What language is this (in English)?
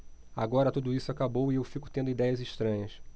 Portuguese